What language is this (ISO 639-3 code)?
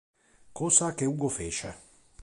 ita